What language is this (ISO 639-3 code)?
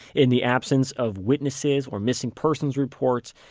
eng